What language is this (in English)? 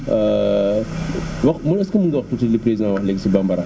Wolof